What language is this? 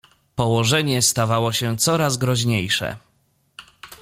Polish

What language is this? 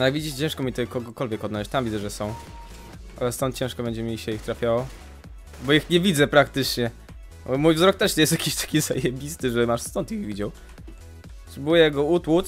Polish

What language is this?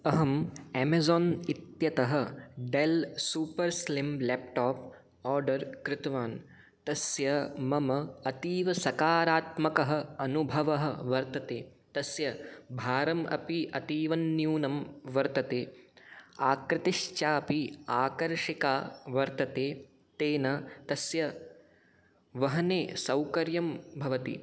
Sanskrit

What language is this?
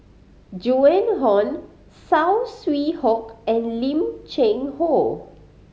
English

